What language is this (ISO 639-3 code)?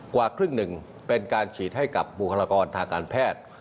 tha